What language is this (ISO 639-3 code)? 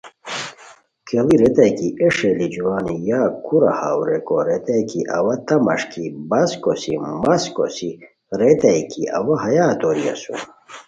khw